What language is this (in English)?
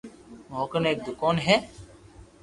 Loarki